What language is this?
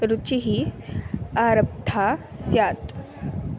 Sanskrit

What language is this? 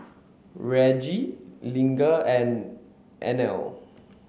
English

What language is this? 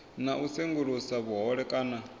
Venda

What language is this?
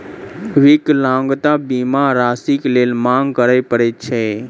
Maithili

